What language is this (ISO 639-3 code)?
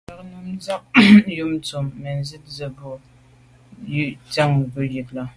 byv